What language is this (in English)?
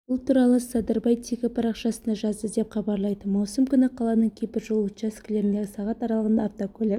Kazakh